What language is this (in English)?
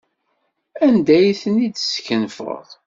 Kabyle